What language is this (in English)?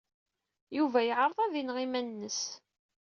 Kabyle